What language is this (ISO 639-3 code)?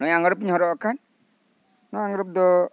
sat